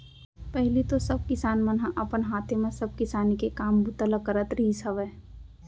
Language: Chhattisgarhi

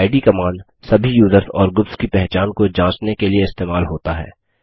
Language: Hindi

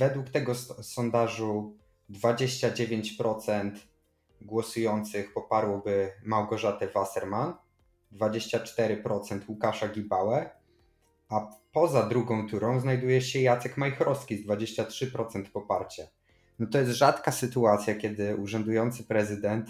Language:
Polish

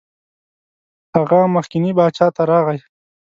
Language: Pashto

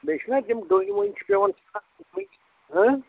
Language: Kashmiri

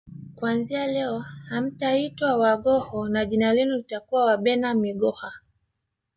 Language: Swahili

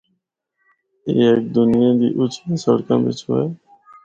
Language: Northern Hindko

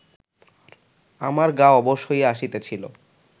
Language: Bangla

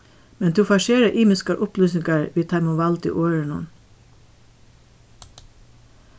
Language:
Faroese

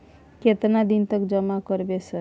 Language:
Maithili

